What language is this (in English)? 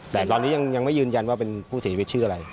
Thai